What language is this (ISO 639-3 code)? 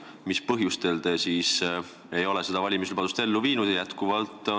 est